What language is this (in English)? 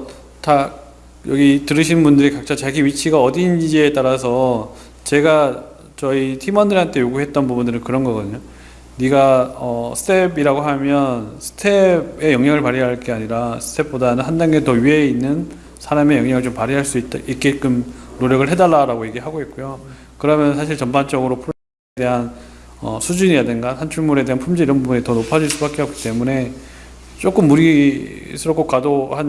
Korean